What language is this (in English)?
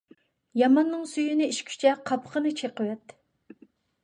Uyghur